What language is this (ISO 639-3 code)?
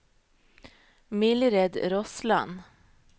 nor